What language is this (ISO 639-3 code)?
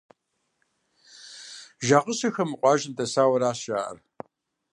kbd